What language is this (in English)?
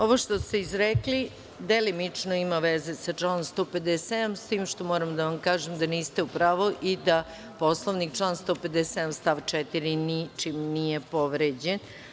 Serbian